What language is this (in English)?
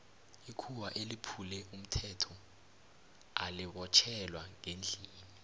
South Ndebele